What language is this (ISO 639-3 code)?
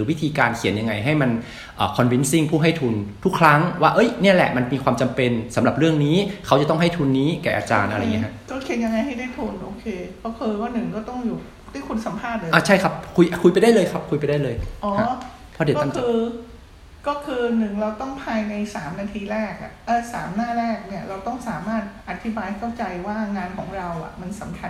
tha